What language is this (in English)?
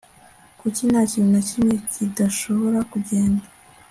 Kinyarwanda